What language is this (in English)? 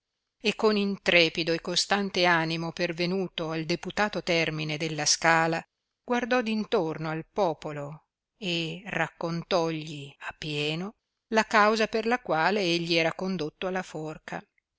Italian